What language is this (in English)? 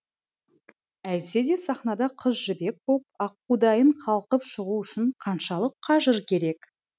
Kazakh